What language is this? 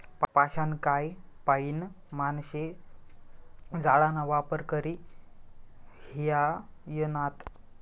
Marathi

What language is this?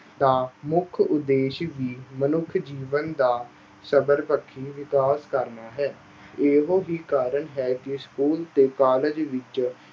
Punjabi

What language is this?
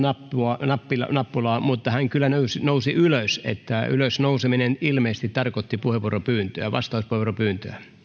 Finnish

